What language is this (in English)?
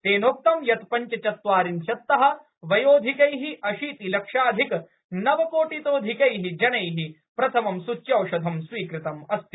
Sanskrit